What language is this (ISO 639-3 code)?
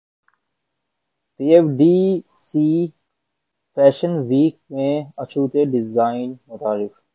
urd